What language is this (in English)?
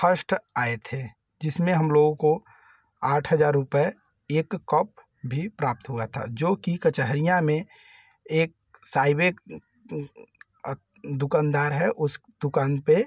Hindi